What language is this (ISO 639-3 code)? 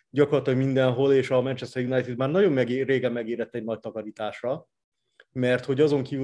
hun